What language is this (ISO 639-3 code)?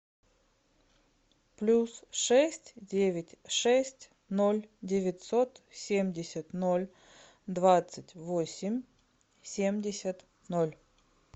rus